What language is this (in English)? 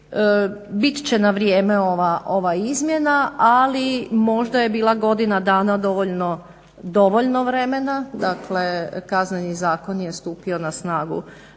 Croatian